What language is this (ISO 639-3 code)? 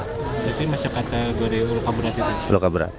ind